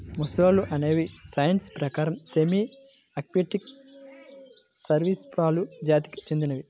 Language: Telugu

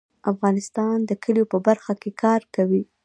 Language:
Pashto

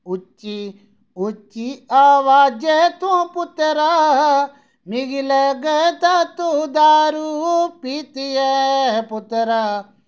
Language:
Dogri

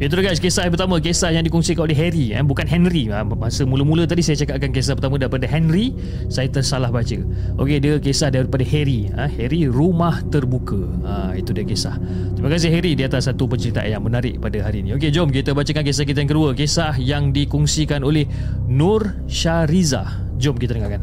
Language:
Malay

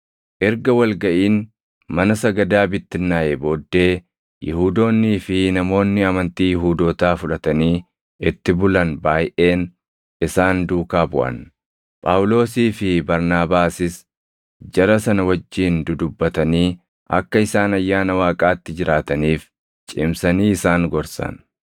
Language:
Oromo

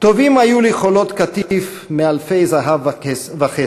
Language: Hebrew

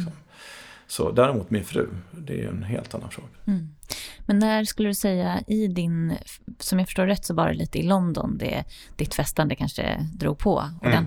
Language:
Swedish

